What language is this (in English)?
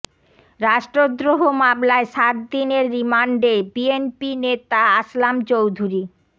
Bangla